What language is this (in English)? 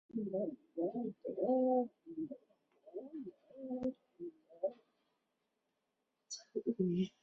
Chinese